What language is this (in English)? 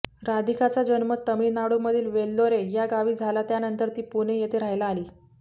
Marathi